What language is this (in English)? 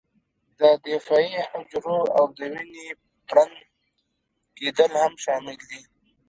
Pashto